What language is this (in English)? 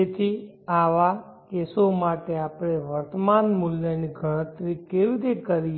Gujarati